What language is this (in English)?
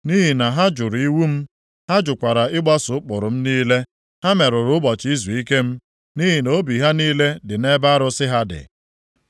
Igbo